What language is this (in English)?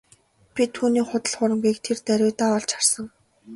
Mongolian